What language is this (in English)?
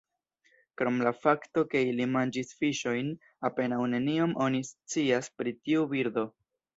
Esperanto